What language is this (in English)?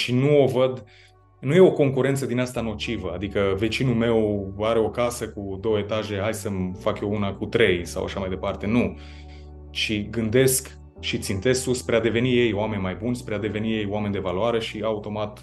Romanian